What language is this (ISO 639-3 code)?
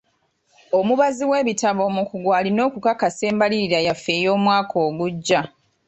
lug